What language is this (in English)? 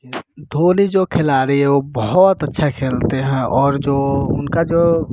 Hindi